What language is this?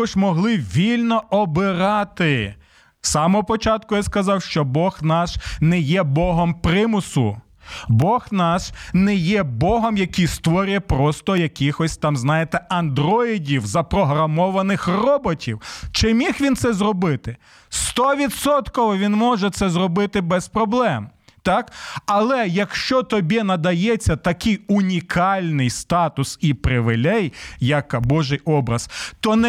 Ukrainian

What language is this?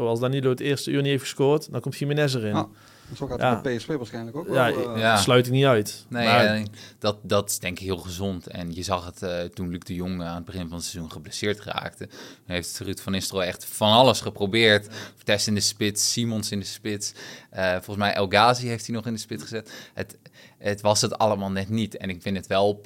Dutch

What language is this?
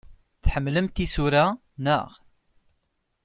Kabyle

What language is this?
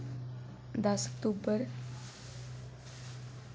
Dogri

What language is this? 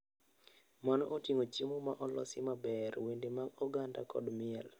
Luo (Kenya and Tanzania)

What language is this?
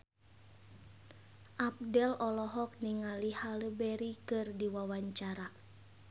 Sundanese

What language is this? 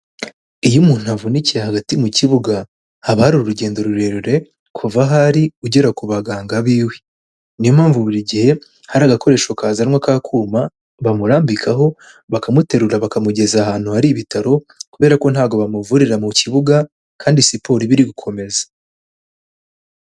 Kinyarwanda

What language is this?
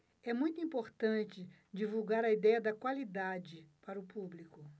Portuguese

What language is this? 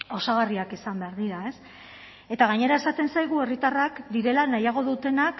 Basque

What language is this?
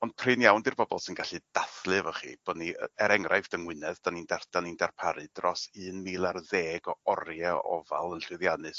Welsh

